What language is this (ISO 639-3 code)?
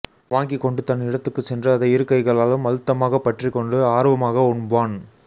tam